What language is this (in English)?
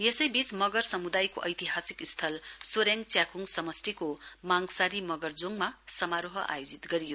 Nepali